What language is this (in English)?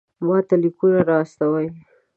Pashto